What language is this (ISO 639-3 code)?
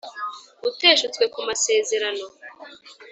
kin